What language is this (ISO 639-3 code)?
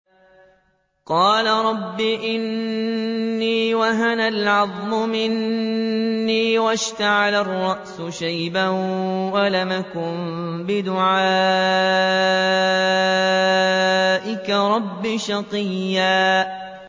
ara